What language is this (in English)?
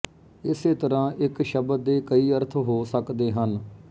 Punjabi